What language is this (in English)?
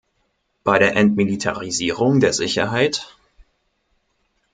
German